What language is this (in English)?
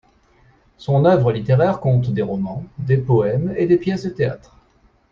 French